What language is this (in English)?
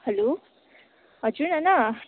Nepali